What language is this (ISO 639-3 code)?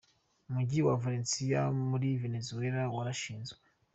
kin